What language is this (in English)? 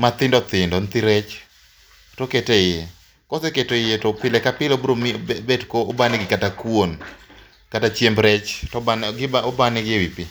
Luo (Kenya and Tanzania)